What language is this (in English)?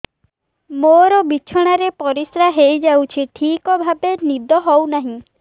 Odia